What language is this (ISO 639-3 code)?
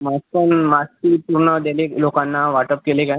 mar